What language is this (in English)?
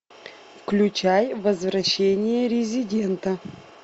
Russian